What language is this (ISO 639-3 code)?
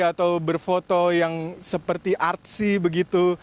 ind